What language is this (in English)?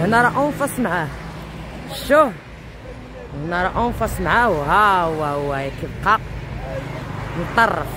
Arabic